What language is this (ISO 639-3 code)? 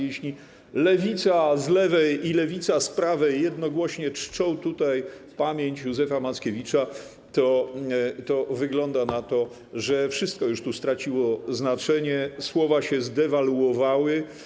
pol